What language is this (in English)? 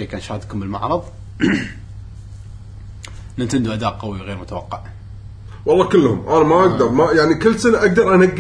Arabic